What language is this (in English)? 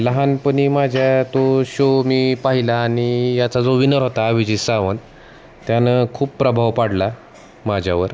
Marathi